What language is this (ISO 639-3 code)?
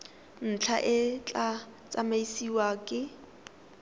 tsn